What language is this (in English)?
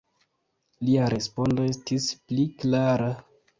Esperanto